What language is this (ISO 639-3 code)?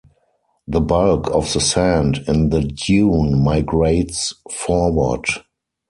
eng